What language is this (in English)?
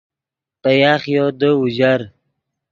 Yidgha